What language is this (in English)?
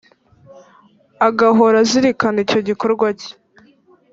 Kinyarwanda